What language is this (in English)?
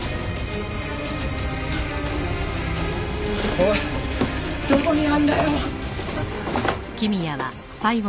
Japanese